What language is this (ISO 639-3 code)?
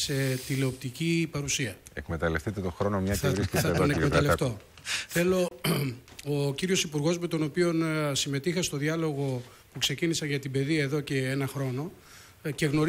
ell